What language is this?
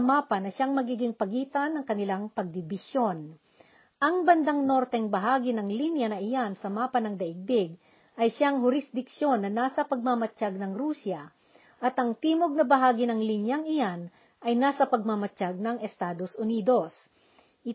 Filipino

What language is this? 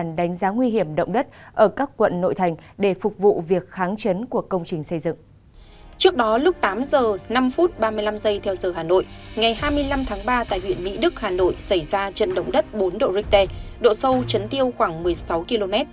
Vietnamese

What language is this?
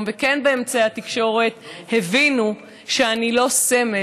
Hebrew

